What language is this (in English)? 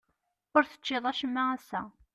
Kabyle